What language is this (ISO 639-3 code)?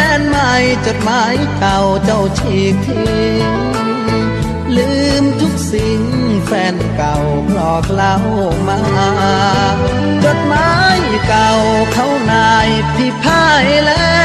tha